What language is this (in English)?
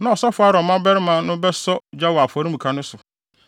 Akan